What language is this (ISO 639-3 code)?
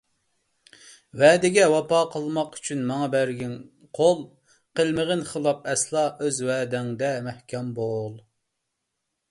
uig